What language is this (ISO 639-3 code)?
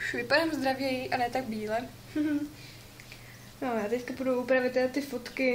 ces